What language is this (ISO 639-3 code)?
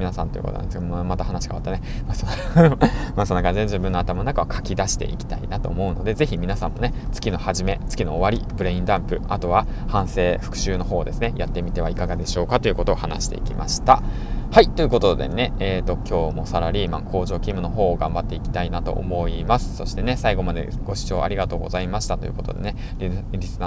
jpn